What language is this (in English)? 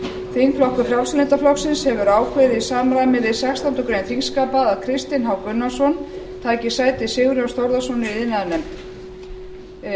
Icelandic